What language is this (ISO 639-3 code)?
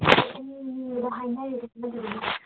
mni